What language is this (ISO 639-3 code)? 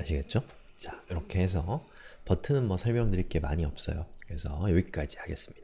kor